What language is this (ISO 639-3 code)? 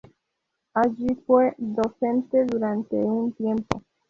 spa